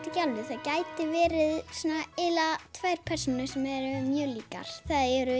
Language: Icelandic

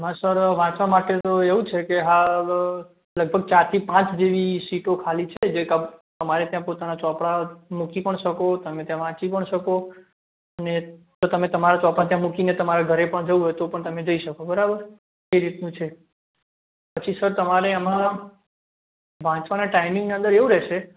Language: Gujarati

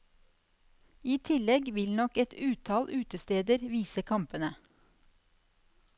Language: Norwegian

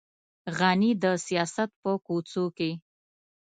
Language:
Pashto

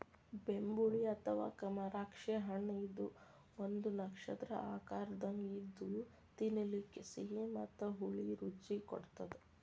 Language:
Kannada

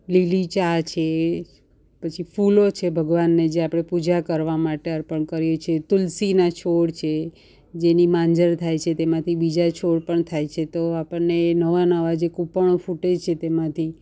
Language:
Gujarati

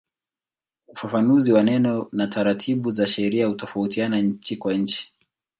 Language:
Swahili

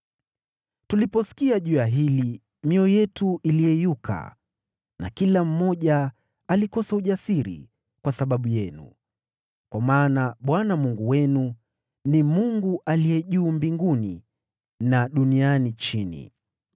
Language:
Swahili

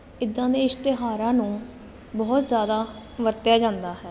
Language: Punjabi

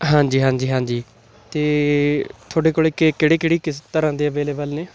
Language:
Punjabi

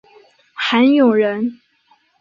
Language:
Chinese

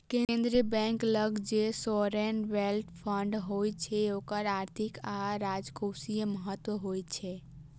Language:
Maithili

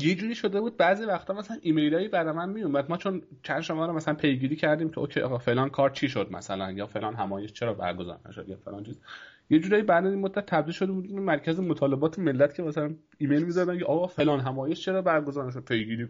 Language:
Persian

